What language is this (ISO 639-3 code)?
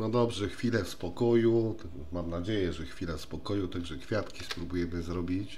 pol